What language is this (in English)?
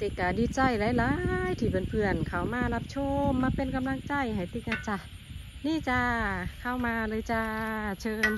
Thai